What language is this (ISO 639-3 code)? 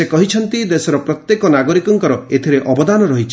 ori